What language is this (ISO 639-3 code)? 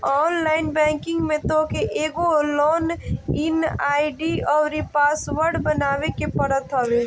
bho